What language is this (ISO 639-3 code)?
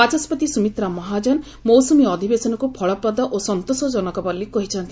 ori